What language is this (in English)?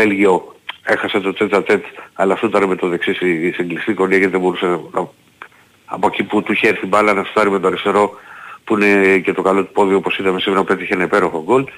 Greek